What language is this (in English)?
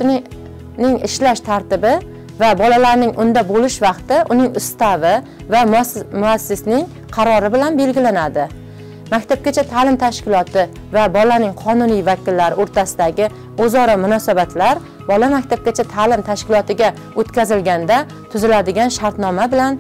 Turkish